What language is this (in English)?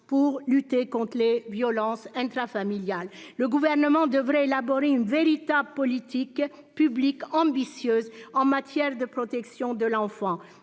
French